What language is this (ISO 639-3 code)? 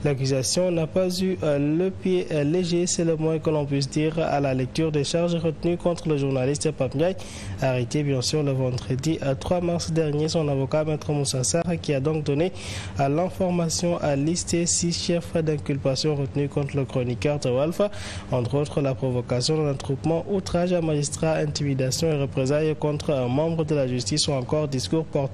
fra